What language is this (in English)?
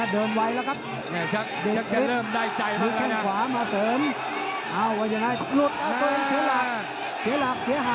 Thai